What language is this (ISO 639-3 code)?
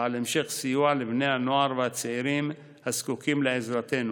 heb